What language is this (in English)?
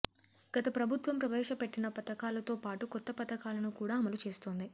Telugu